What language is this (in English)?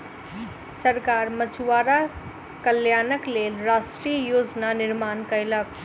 Maithili